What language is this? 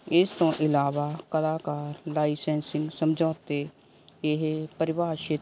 Punjabi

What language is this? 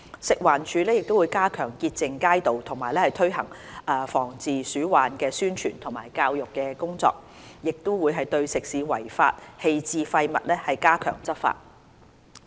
Cantonese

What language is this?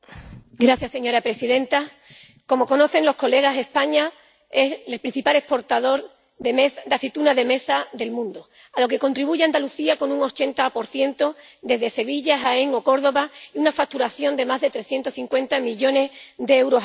Spanish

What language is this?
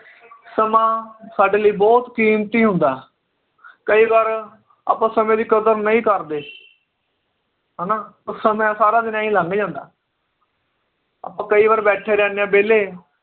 Punjabi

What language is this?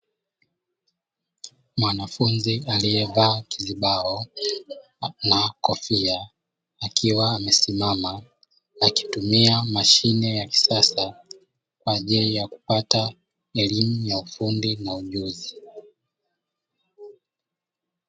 Swahili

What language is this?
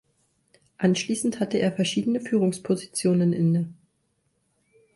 German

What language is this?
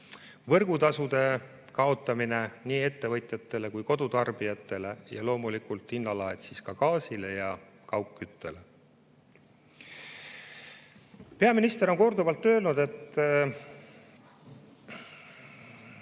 Estonian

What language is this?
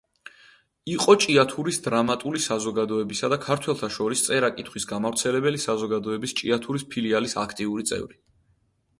Georgian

